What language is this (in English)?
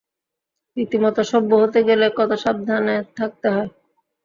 Bangla